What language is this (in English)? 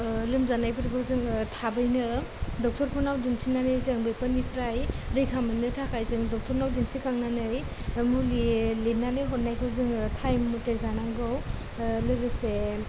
Bodo